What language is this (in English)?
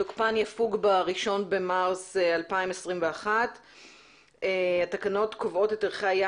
Hebrew